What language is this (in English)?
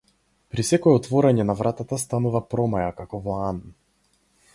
Macedonian